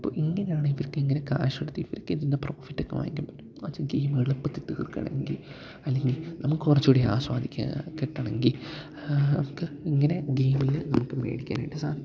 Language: Malayalam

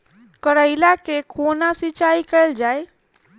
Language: Maithili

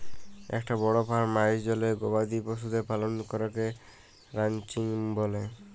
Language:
Bangla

